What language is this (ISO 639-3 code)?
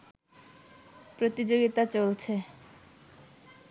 ben